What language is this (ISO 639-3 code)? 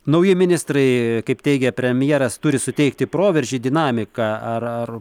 lit